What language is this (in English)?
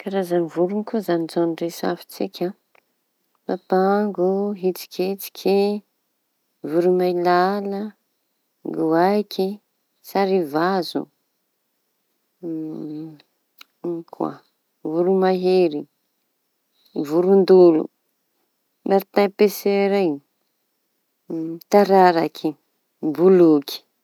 Tanosy Malagasy